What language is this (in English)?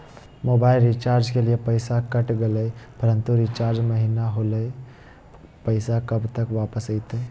Magahi